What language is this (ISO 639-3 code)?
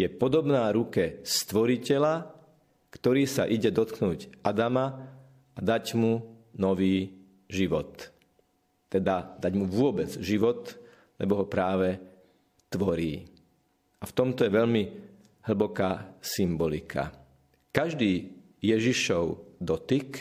slk